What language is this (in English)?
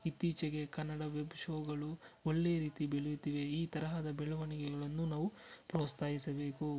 Kannada